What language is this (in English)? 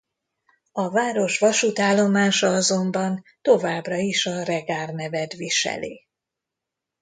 Hungarian